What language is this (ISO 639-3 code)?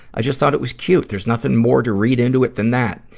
eng